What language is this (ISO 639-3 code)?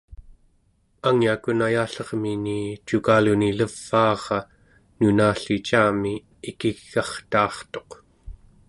esu